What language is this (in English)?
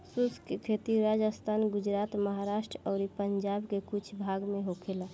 Bhojpuri